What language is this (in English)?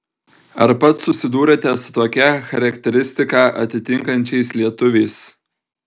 Lithuanian